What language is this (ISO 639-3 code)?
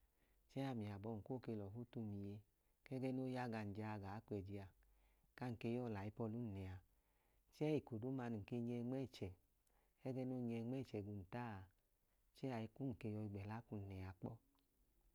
idu